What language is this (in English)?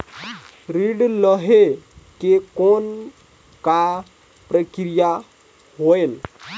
Chhattisgarhi